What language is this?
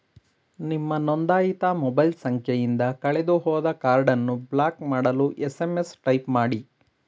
Kannada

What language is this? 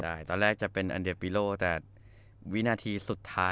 Thai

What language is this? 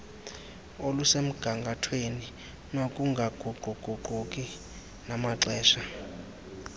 Xhosa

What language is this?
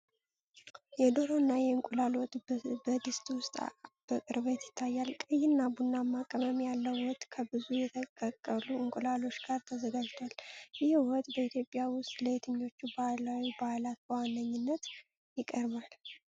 Amharic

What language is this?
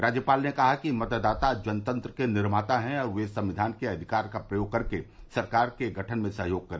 Hindi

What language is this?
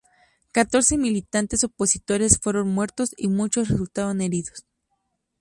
Spanish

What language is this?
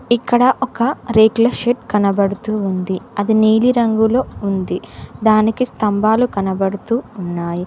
Telugu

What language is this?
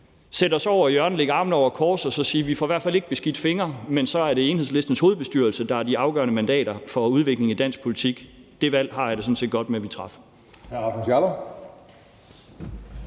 Danish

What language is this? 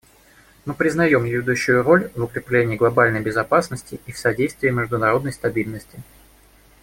Russian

